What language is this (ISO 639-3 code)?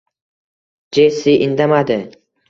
uzb